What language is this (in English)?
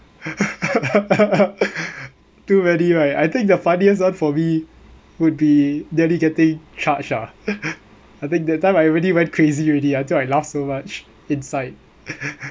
English